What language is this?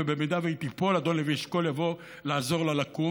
Hebrew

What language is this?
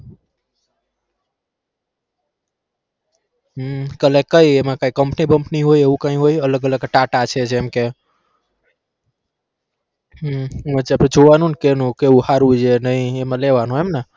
Gujarati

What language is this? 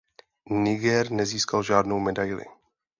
Czech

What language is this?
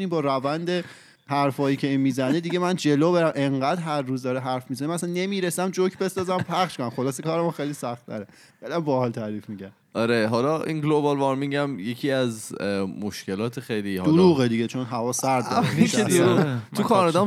Persian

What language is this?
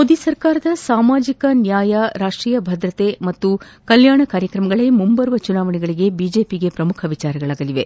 Kannada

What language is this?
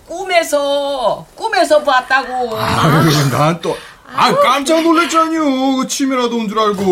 Korean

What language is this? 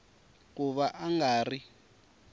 Tsonga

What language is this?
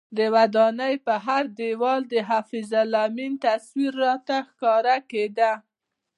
Pashto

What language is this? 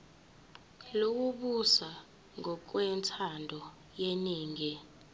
Zulu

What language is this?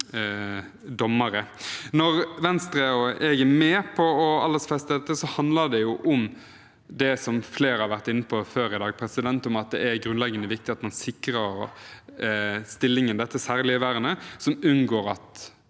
Norwegian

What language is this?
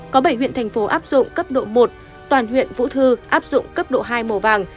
Vietnamese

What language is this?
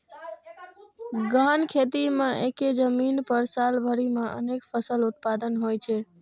Maithili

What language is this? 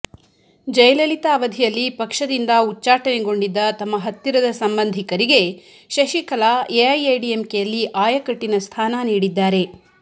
Kannada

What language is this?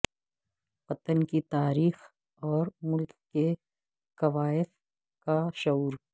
Urdu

